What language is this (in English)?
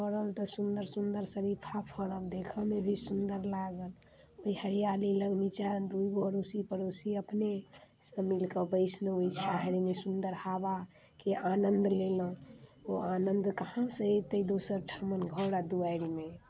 Maithili